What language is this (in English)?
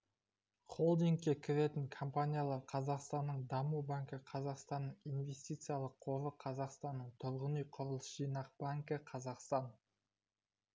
Kazakh